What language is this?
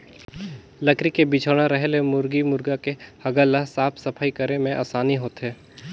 Chhattisgarhi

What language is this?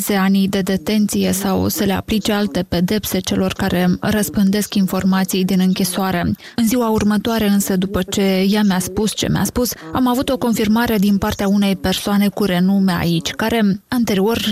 Romanian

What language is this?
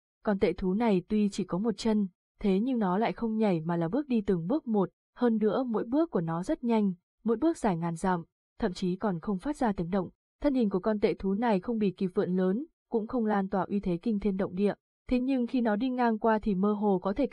Vietnamese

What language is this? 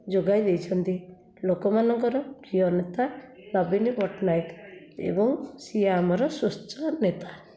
Odia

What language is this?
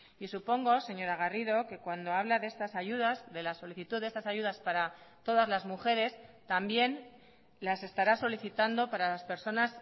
Spanish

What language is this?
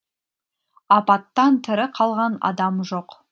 Kazakh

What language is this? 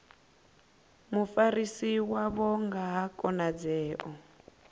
Venda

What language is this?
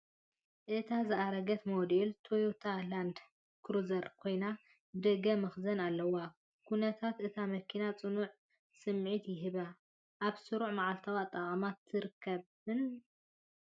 Tigrinya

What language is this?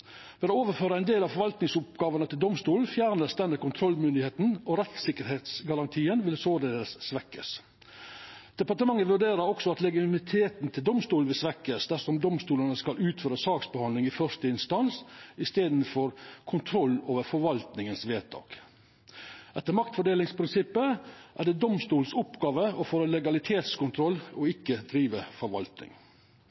Norwegian Nynorsk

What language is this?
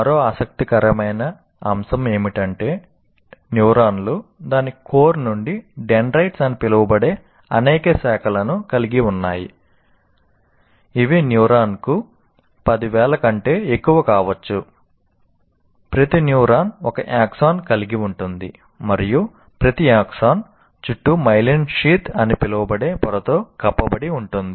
Telugu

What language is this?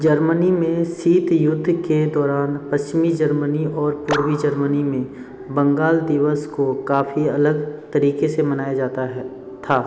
Hindi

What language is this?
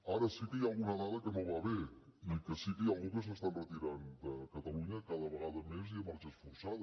Catalan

